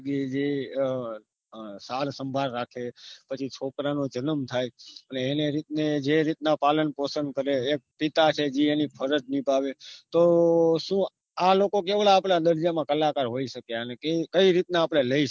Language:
Gujarati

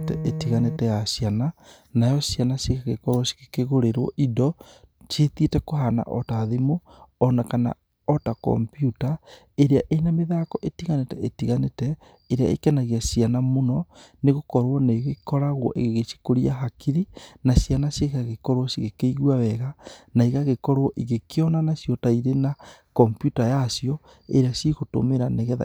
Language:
Kikuyu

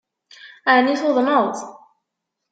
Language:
Kabyle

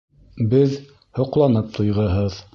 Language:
Bashkir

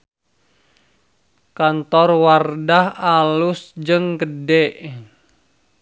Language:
Sundanese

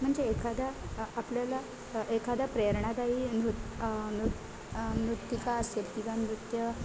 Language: Marathi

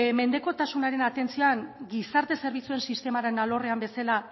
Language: Basque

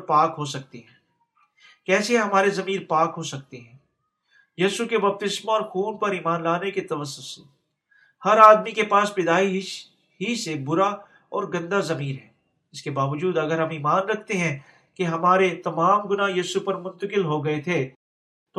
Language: Urdu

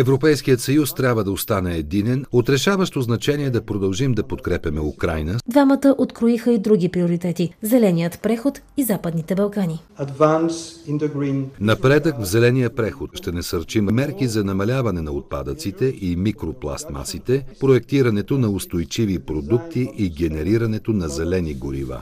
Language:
Bulgarian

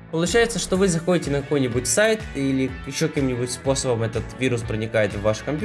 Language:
Russian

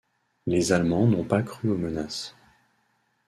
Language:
French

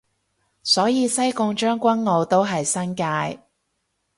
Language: Cantonese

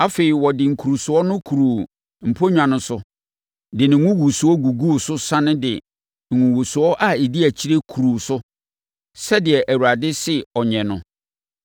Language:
Akan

